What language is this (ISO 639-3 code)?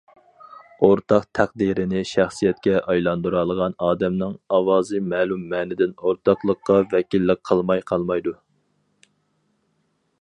uig